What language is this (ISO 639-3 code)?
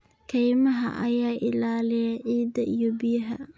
som